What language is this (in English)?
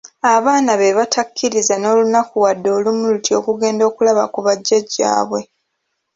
Ganda